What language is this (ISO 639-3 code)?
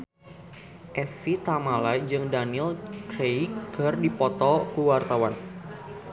sun